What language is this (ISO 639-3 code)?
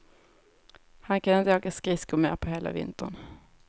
swe